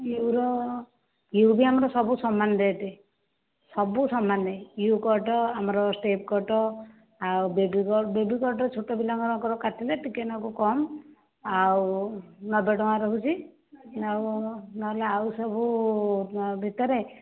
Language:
Odia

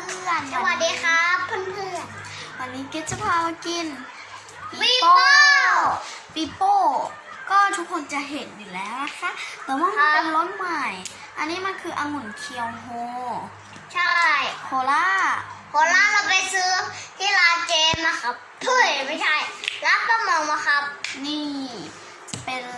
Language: Thai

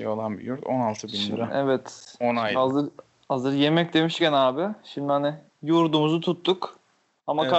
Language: Turkish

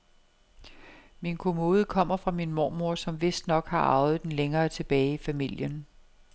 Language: Danish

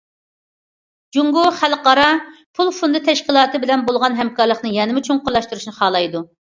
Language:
Uyghur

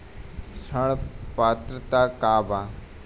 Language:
Bhojpuri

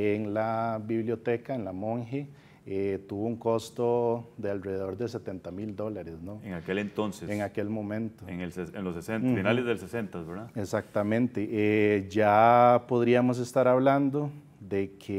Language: Spanish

